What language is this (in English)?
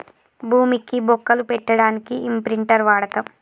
Telugu